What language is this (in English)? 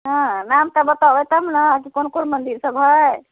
Maithili